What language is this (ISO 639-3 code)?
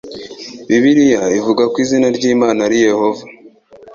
kin